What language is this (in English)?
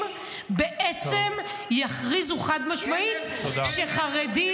Hebrew